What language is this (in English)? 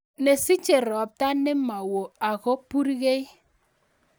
Kalenjin